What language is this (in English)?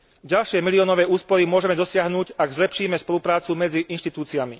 Slovak